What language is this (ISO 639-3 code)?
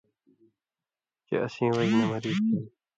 mvy